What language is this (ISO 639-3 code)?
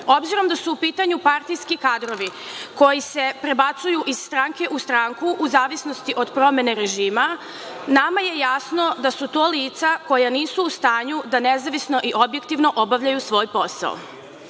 srp